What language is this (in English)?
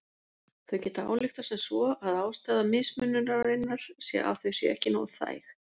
Icelandic